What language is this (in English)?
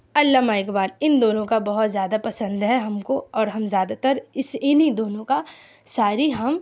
Urdu